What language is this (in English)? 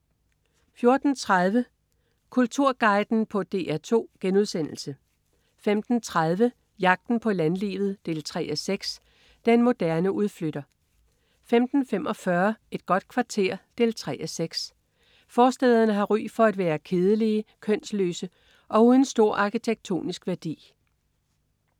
Danish